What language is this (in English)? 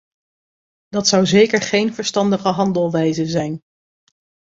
Dutch